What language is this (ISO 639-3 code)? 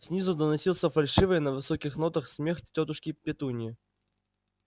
rus